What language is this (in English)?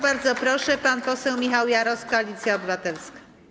Polish